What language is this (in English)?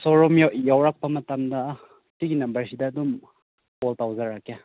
Manipuri